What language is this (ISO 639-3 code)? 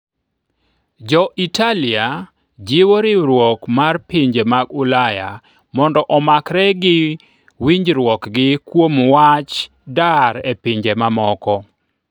luo